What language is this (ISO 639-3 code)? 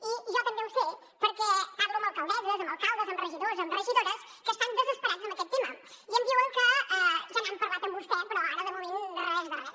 cat